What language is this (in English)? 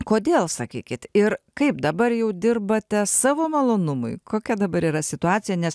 Lithuanian